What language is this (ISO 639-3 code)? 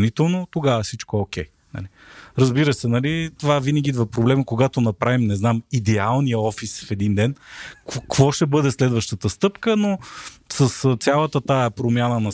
bul